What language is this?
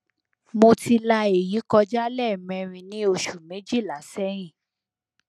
Yoruba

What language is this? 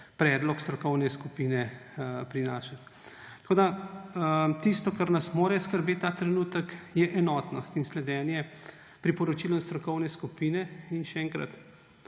Slovenian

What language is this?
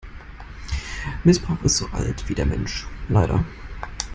German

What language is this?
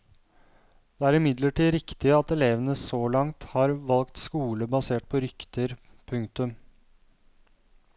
Norwegian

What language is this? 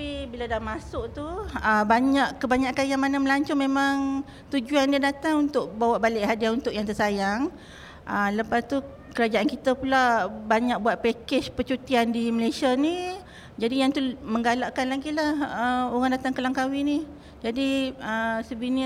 Malay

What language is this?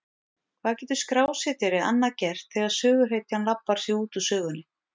Icelandic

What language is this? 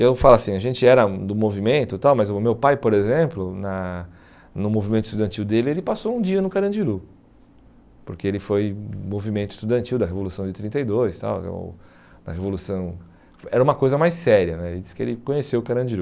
Portuguese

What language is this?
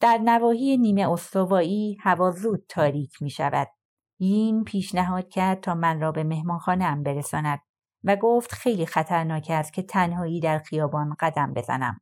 Persian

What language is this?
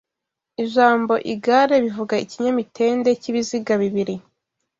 Kinyarwanda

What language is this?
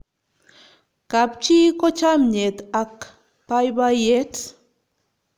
Kalenjin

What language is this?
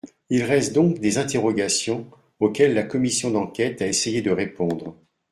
French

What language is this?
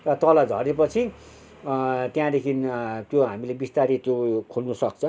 Nepali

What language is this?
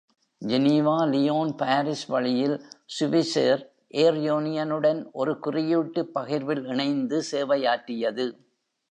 Tamil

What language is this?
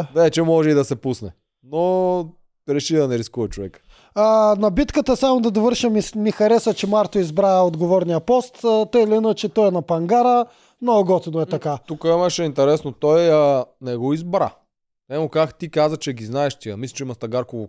Bulgarian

